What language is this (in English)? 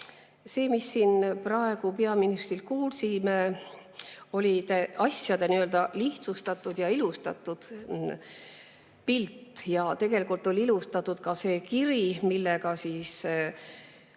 Estonian